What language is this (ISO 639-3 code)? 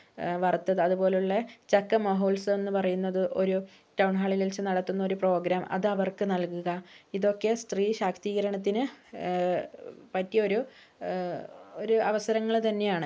mal